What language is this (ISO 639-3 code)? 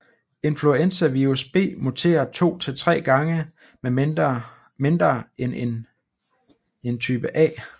dan